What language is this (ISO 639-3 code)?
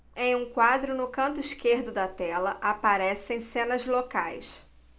por